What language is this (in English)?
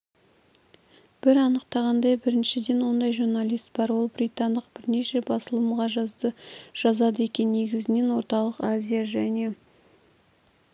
Kazakh